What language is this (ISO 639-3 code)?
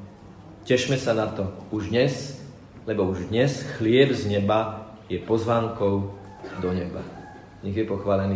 slk